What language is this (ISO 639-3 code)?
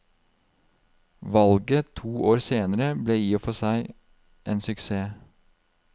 nor